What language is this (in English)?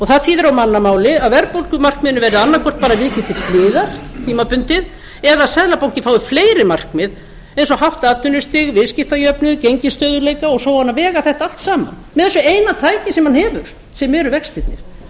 Icelandic